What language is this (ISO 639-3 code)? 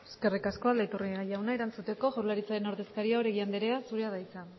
eus